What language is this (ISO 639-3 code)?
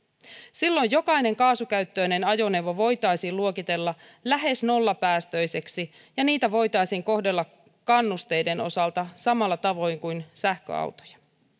fin